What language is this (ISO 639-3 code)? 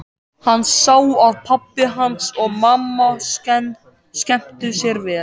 isl